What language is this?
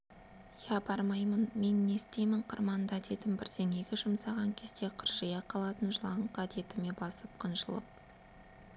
Kazakh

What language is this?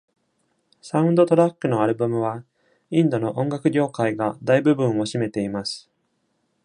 Japanese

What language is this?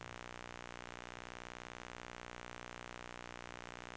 Norwegian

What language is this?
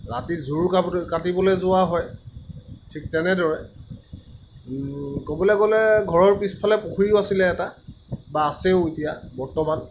Assamese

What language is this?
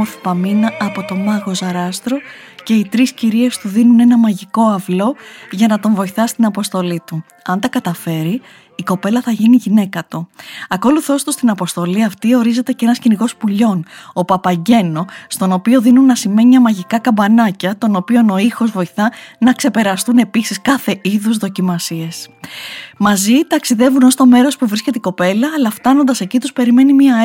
Greek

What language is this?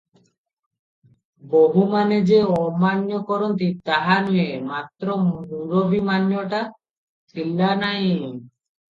Odia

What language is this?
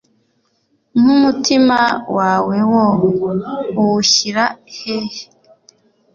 Kinyarwanda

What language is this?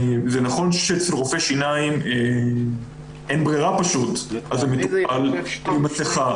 Hebrew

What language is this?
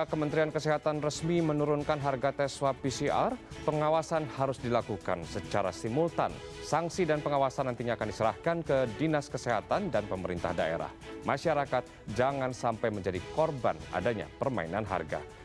Indonesian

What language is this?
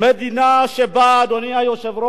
Hebrew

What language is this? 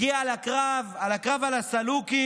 Hebrew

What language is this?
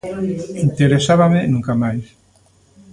Galician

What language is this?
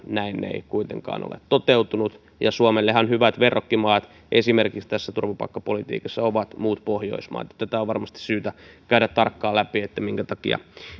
Finnish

